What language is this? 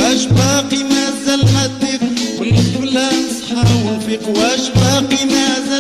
Arabic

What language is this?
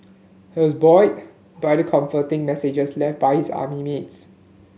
English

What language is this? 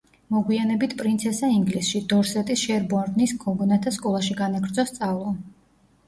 Georgian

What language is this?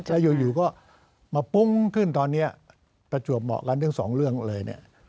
Thai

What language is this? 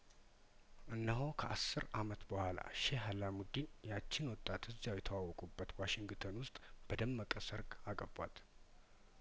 Amharic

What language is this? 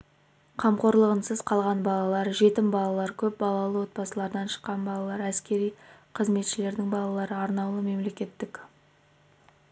Kazakh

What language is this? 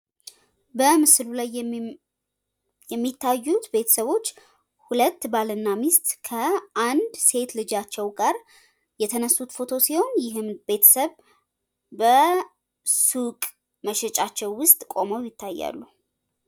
Amharic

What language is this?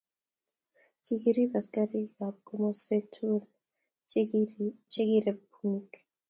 Kalenjin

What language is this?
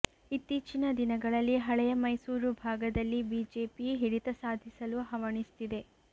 Kannada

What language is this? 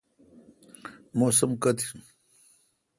Kalkoti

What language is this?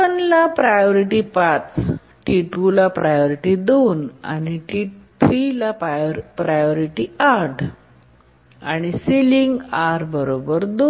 Marathi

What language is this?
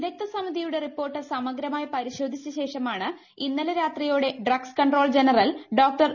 Malayalam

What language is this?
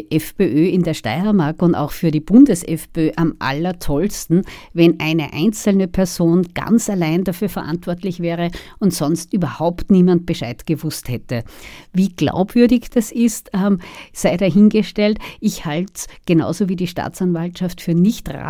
German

